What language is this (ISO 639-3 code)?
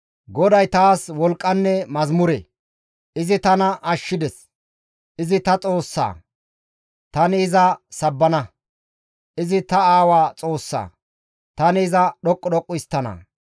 gmv